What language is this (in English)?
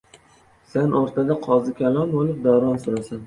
Uzbek